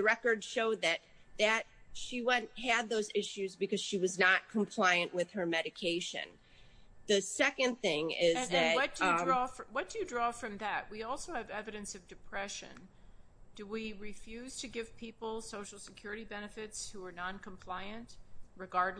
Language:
English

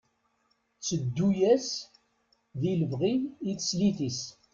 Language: Kabyle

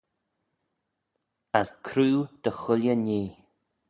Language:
Manx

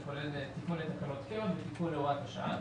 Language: Hebrew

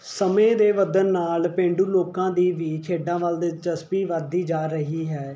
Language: Punjabi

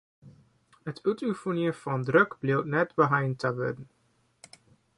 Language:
Western Frisian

